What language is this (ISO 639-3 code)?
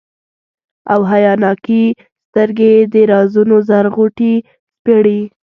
pus